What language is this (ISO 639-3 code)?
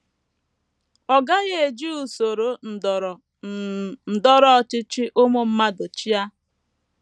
ibo